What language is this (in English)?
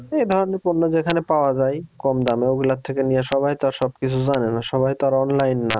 Bangla